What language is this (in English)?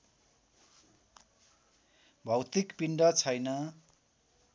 Nepali